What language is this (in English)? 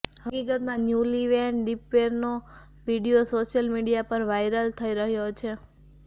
Gujarati